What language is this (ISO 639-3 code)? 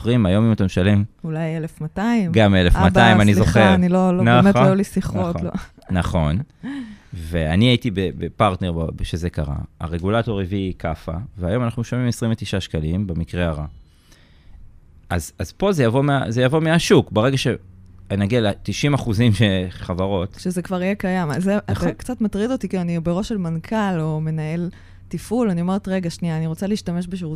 heb